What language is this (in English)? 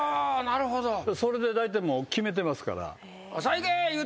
Japanese